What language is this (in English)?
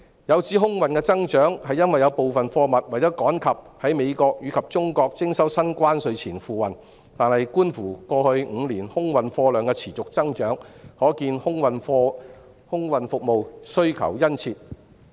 Cantonese